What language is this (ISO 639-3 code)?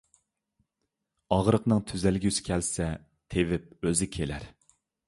uig